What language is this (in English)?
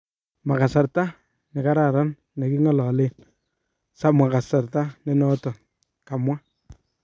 Kalenjin